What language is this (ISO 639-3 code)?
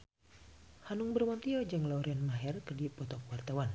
sun